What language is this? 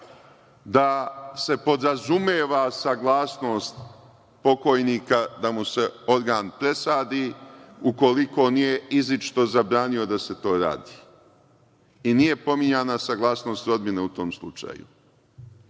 Serbian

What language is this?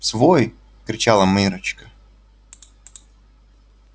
Russian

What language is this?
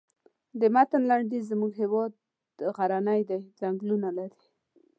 Pashto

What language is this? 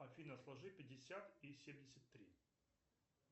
Russian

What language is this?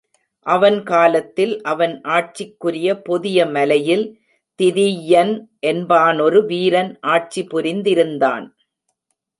Tamil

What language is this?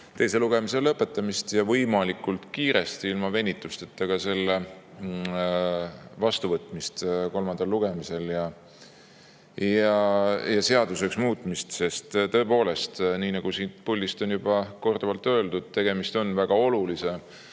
Estonian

